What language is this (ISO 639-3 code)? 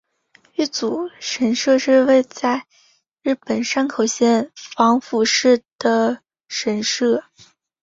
zho